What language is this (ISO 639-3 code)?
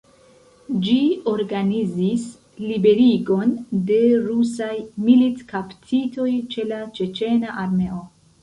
epo